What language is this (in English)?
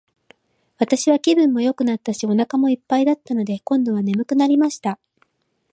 Japanese